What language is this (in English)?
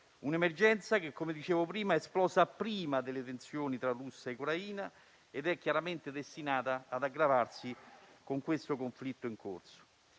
Italian